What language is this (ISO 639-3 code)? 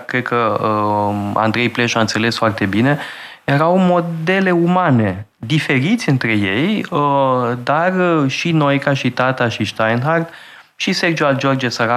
ron